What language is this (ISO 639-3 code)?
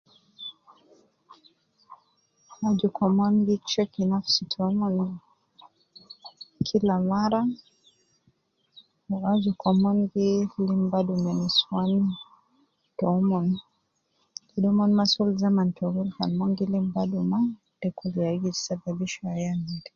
kcn